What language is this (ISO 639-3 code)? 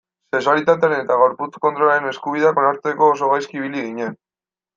eus